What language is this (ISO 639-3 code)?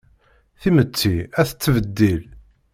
kab